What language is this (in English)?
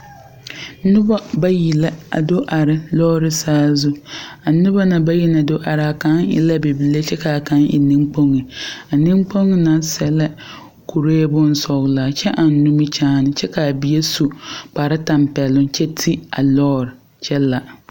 Southern Dagaare